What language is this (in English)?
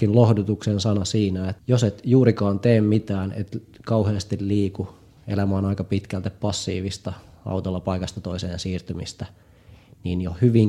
Finnish